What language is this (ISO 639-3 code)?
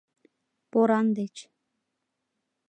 chm